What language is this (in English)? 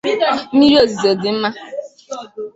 Igbo